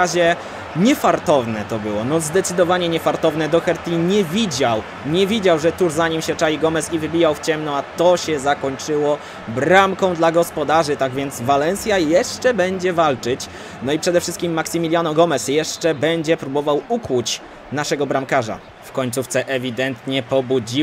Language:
Polish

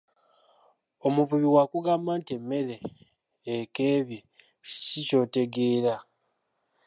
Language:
Ganda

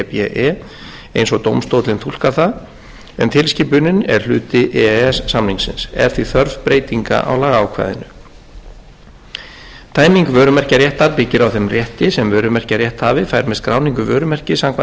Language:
Icelandic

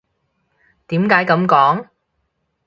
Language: Cantonese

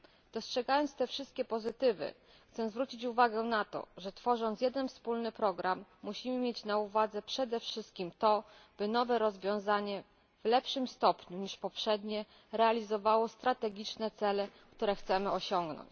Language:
Polish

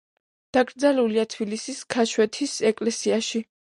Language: Georgian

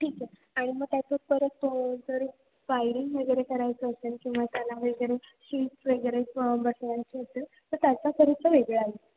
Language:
Marathi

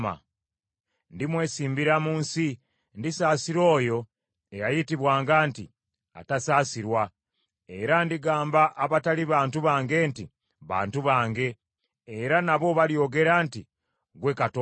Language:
Ganda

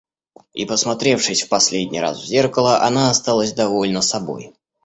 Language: Russian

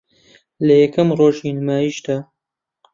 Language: Central Kurdish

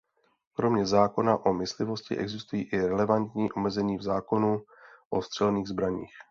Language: Czech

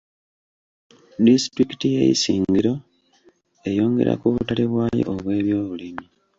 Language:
Ganda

